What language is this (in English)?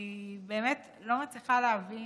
Hebrew